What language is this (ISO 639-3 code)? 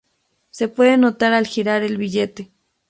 spa